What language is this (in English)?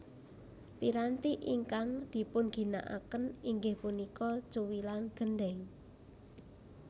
Javanese